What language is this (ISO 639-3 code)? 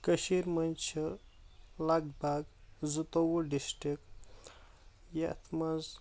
kas